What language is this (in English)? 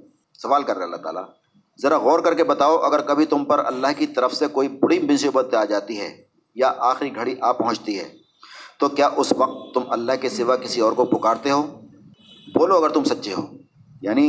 Urdu